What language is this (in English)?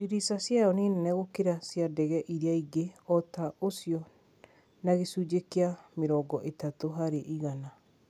Kikuyu